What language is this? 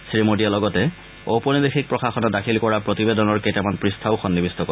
Assamese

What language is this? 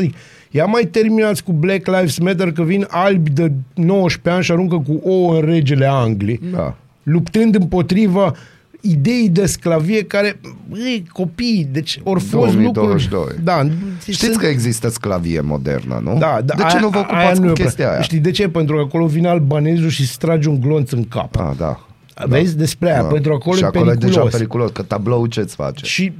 Romanian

